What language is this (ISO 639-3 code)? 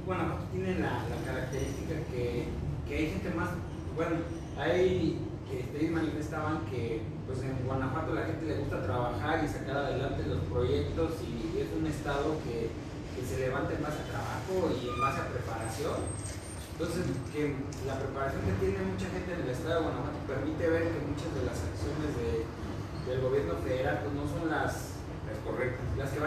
spa